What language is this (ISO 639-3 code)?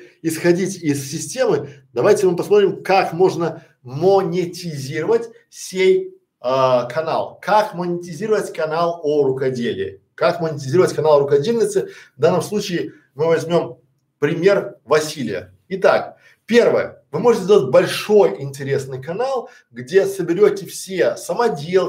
rus